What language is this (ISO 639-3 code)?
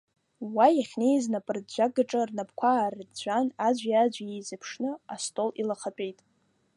abk